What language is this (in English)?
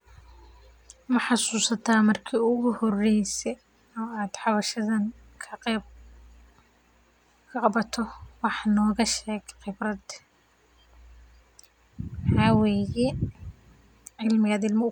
Somali